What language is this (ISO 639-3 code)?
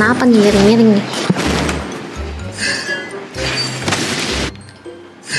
ind